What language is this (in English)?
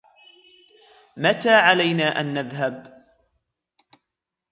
Arabic